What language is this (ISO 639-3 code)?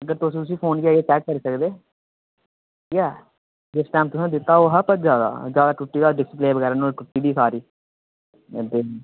doi